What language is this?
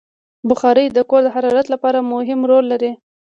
Pashto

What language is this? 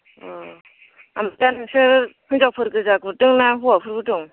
Bodo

